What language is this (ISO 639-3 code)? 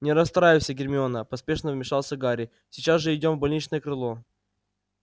rus